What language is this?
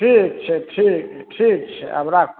Maithili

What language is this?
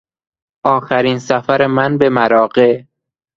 Persian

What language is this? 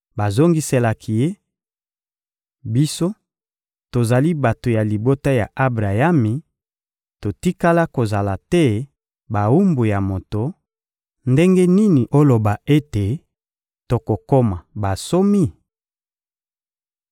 Lingala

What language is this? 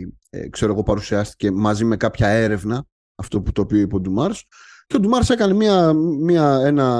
Greek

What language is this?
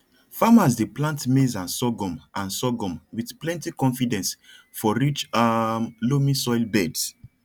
Nigerian Pidgin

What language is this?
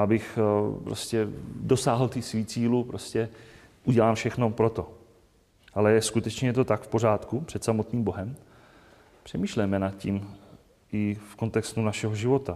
Czech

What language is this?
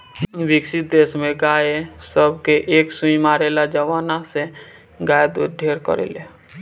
Bhojpuri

